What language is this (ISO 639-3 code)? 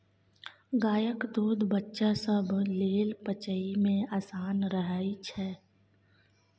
mai